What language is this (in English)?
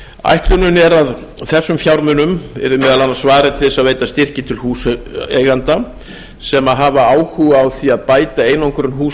Icelandic